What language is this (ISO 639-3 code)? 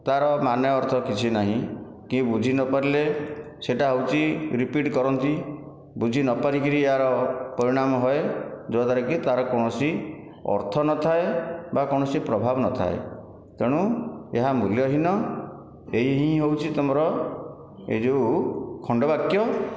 ori